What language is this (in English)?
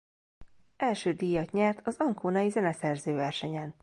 Hungarian